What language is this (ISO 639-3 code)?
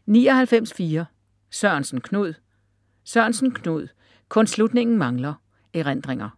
dan